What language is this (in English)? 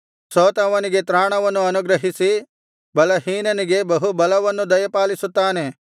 Kannada